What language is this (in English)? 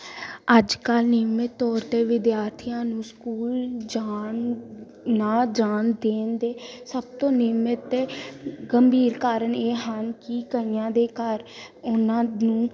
Punjabi